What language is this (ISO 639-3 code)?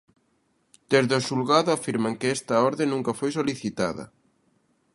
glg